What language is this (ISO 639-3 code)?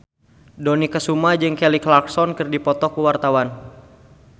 sun